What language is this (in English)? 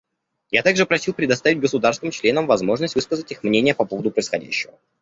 Russian